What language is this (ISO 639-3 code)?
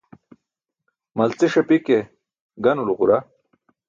bsk